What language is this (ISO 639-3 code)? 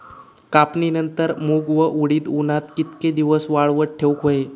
mar